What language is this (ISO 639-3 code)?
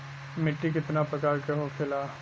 bho